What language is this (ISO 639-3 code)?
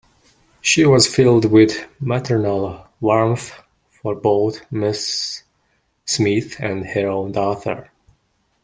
eng